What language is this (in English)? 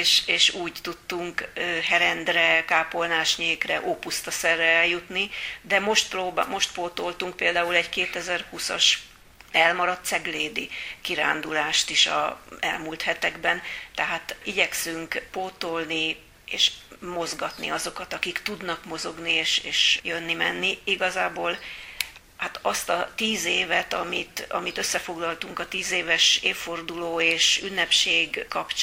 Hungarian